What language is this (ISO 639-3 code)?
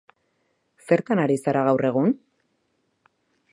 eus